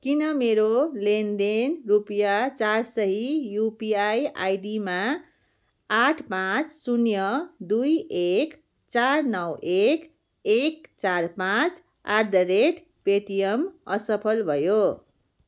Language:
Nepali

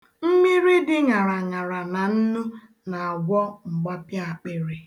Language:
Igbo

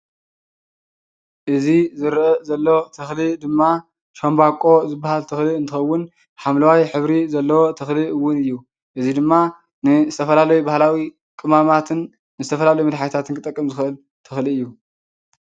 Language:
Tigrinya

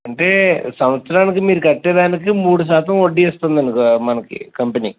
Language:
Telugu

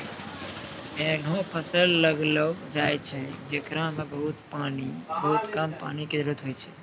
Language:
Maithili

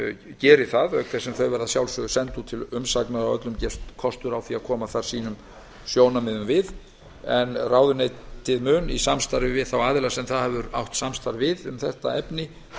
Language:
Icelandic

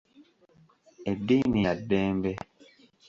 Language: Ganda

